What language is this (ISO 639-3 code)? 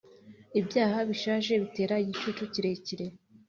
kin